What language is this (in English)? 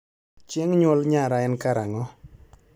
Luo (Kenya and Tanzania)